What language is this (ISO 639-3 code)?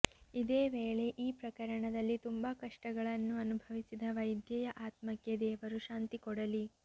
kan